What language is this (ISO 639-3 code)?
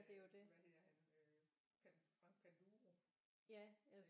dan